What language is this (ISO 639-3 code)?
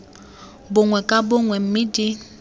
tsn